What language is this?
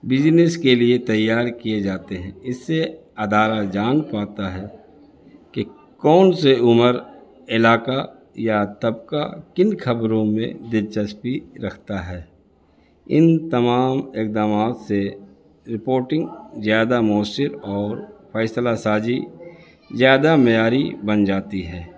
Urdu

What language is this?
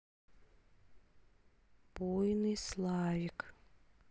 Russian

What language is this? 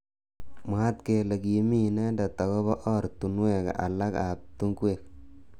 Kalenjin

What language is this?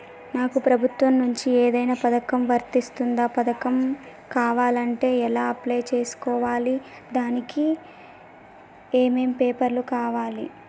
Telugu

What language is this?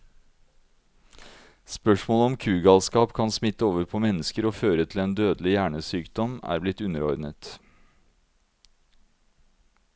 Norwegian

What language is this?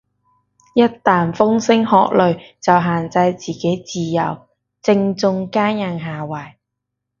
Cantonese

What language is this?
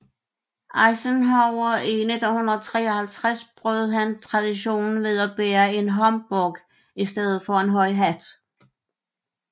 Danish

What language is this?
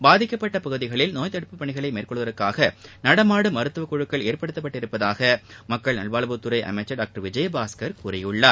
Tamil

